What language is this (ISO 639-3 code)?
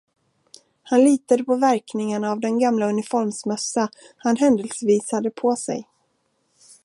swe